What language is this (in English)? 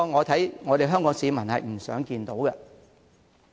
Cantonese